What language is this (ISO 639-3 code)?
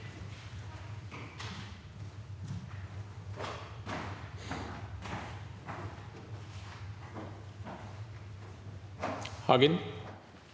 nor